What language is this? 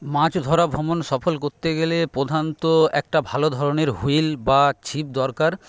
Bangla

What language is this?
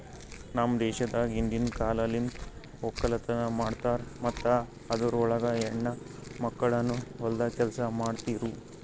Kannada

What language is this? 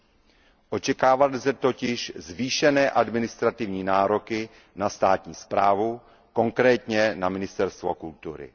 Czech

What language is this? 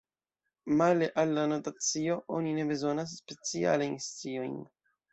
Esperanto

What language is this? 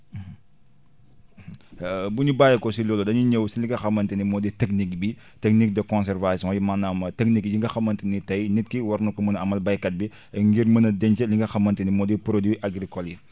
Wolof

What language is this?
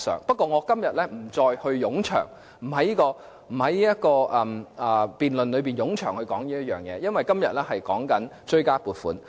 Cantonese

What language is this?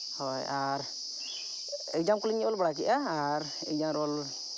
Santali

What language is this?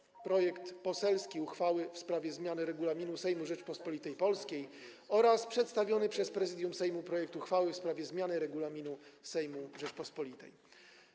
Polish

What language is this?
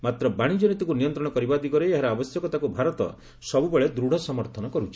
Odia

